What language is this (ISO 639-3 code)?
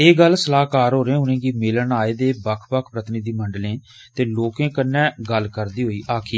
doi